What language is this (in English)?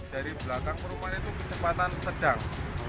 Indonesian